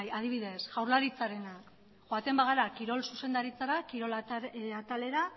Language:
Basque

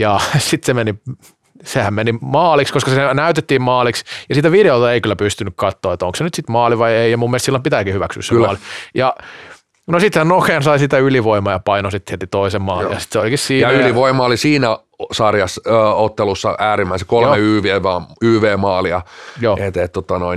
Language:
Finnish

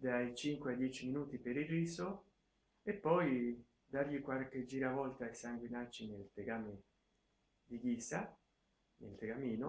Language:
Italian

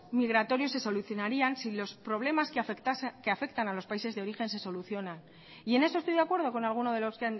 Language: Spanish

